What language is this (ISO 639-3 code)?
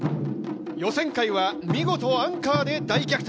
jpn